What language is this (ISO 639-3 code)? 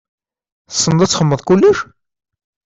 kab